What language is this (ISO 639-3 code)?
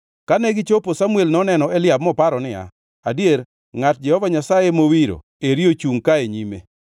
luo